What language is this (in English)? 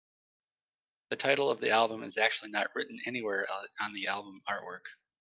English